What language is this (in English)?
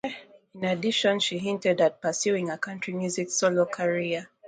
English